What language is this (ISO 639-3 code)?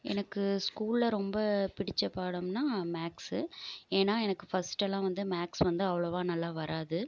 tam